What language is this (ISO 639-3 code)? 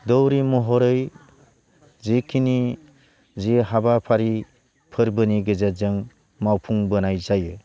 brx